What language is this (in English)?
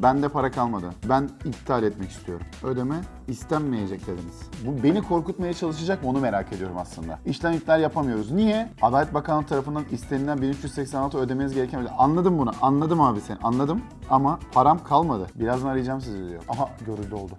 Turkish